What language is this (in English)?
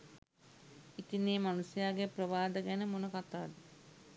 Sinhala